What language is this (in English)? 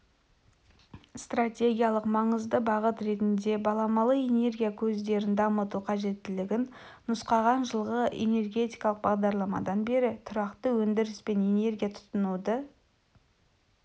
Kazakh